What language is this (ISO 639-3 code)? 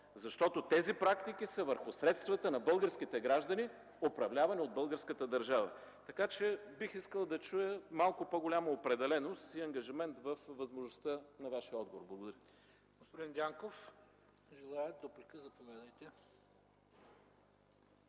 bul